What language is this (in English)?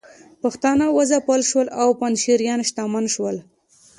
Pashto